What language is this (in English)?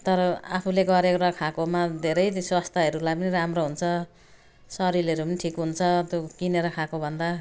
Nepali